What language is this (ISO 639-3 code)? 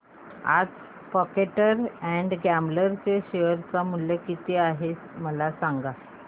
mar